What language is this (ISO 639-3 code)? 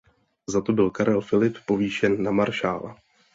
ces